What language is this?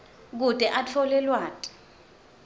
Swati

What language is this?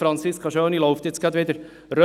Swiss German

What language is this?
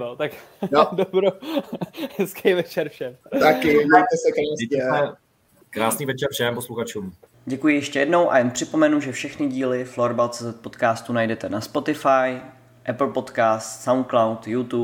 Czech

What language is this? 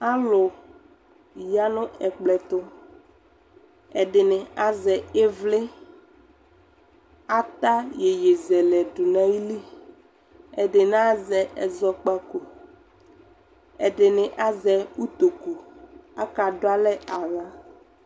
Ikposo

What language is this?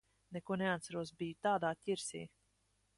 Latvian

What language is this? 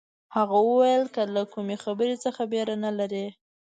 Pashto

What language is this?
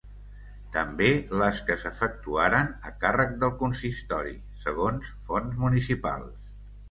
Catalan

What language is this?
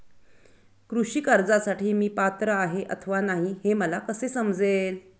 Marathi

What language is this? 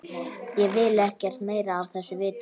Icelandic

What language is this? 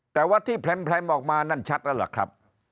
Thai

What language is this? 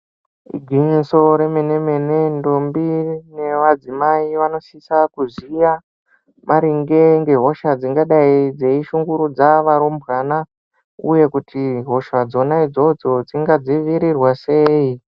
Ndau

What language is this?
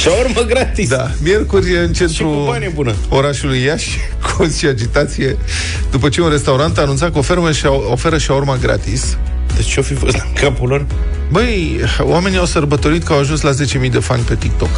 Romanian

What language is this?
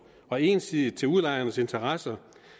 Danish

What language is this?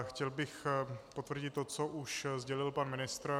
Czech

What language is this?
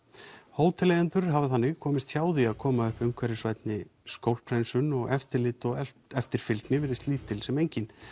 Icelandic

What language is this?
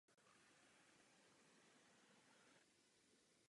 Czech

